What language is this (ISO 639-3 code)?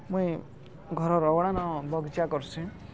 ori